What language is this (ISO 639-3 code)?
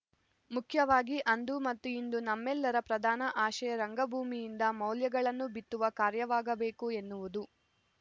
kan